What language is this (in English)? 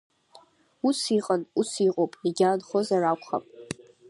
Abkhazian